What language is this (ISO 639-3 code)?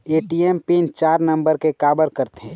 hne